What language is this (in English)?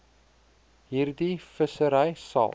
Afrikaans